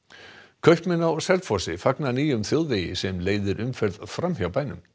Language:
Icelandic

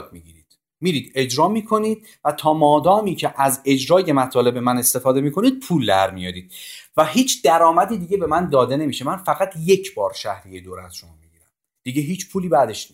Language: Persian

